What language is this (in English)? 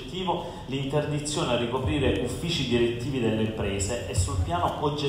Italian